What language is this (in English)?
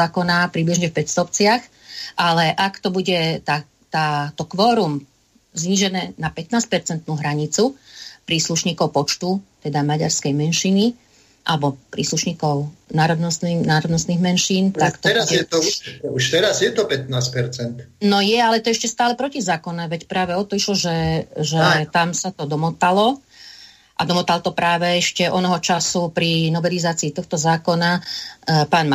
Slovak